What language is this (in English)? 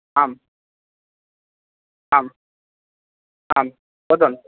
Sanskrit